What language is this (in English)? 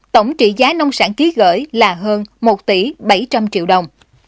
Vietnamese